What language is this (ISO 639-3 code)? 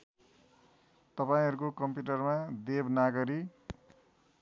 nep